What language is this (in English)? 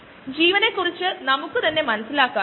Malayalam